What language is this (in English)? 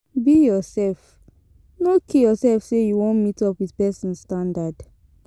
Nigerian Pidgin